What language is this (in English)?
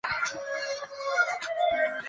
Chinese